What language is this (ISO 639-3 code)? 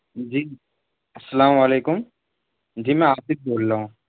urd